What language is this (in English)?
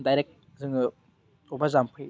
Bodo